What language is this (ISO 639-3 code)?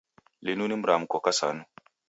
dav